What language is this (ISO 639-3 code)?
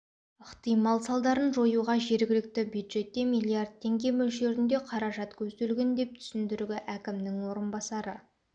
kaz